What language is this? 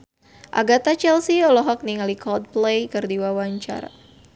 Sundanese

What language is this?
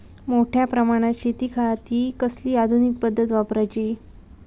Marathi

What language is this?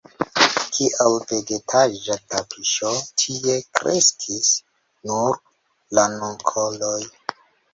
Esperanto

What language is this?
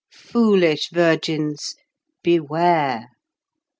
English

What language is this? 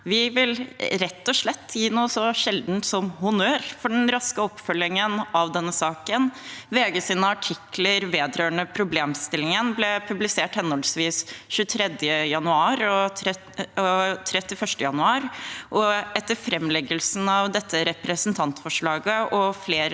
Norwegian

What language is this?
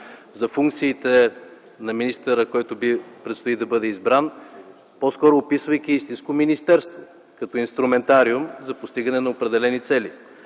Bulgarian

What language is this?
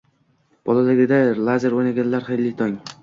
Uzbek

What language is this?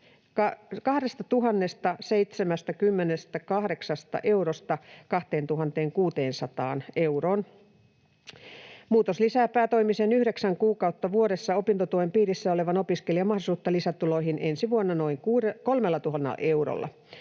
Finnish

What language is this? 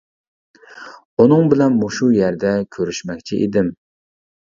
Uyghur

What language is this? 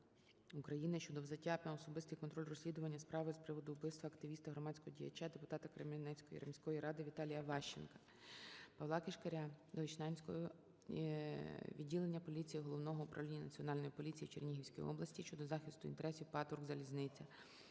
Ukrainian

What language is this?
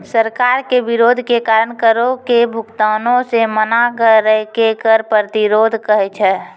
Maithili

